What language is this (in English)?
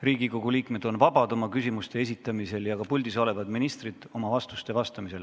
Estonian